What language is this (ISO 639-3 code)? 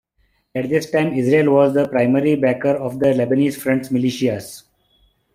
eng